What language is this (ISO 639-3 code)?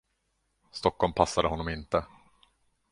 swe